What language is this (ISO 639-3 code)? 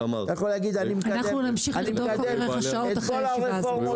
heb